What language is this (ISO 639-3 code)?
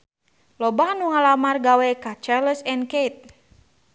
sun